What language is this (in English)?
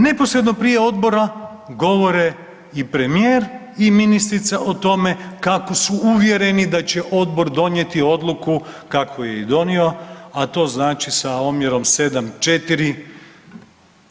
Croatian